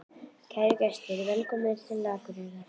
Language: Icelandic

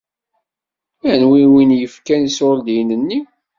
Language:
Kabyle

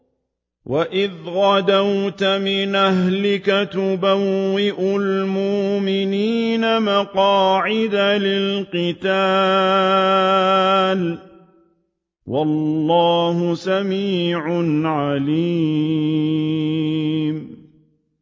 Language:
Arabic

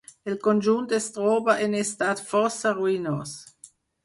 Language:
Catalan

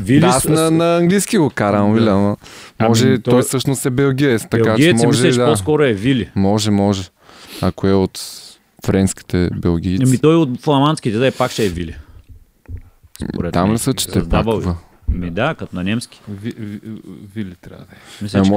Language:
Bulgarian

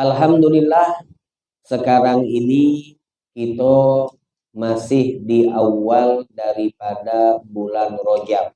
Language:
Indonesian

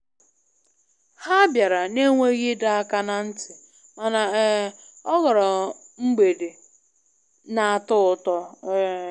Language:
Igbo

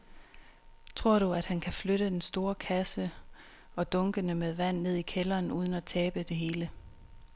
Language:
Danish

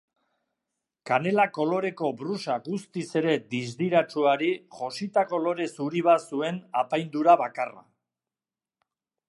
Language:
Basque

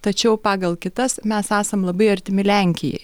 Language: Lithuanian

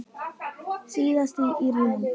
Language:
Icelandic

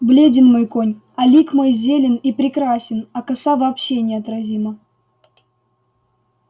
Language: Russian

